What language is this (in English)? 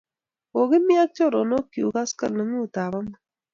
Kalenjin